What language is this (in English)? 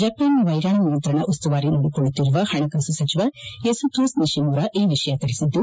Kannada